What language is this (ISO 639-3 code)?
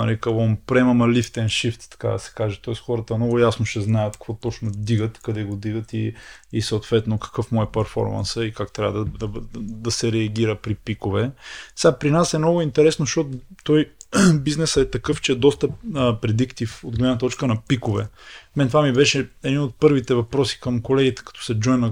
bul